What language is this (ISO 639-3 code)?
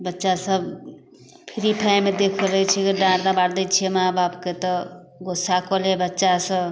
mai